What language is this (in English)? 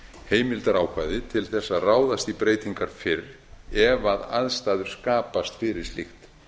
Icelandic